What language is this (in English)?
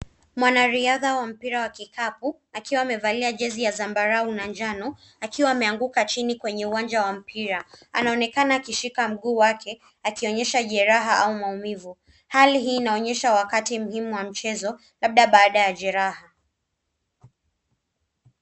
Swahili